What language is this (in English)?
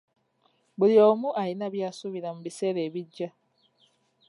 Ganda